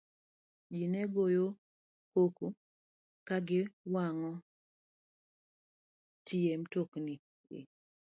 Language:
Luo (Kenya and Tanzania)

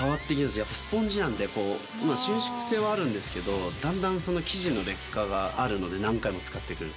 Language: Japanese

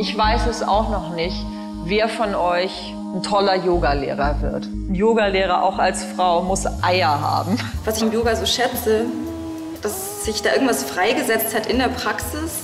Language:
German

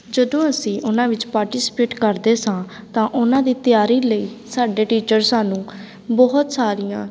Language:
Punjabi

